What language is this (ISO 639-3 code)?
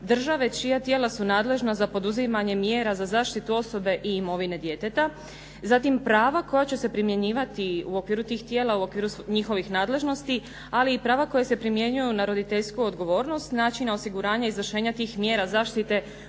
hrv